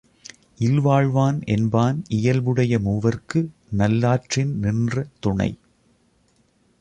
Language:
Tamil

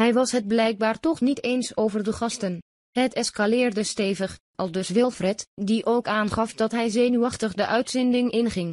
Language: Dutch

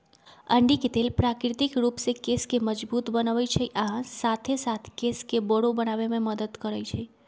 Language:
Magahi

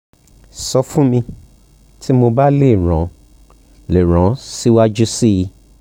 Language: Yoruba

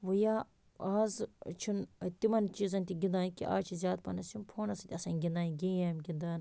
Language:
Kashmiri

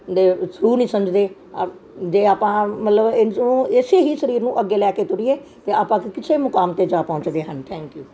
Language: Punjabi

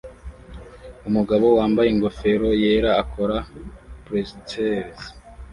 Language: Kinyarwanda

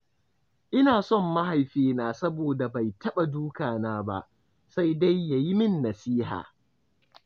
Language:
Hausa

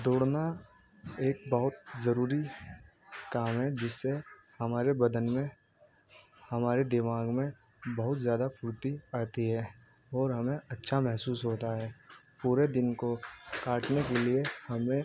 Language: Urdu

